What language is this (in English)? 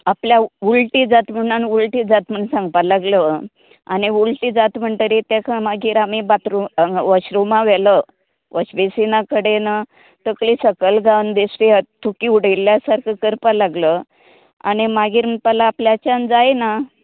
Konkani